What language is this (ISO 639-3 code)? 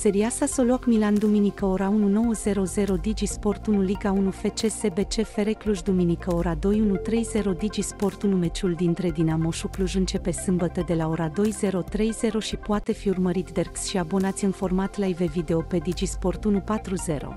ron